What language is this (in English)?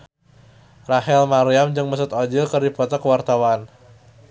Sundanese